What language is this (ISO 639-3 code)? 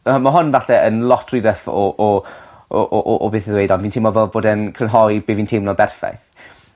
cym